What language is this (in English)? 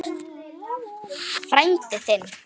Icelandic